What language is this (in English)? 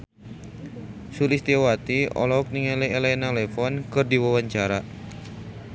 Sundanese